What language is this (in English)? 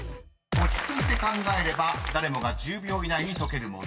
Japanese